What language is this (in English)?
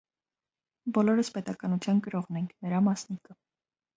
Armenian